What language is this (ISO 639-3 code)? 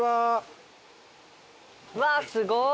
jpn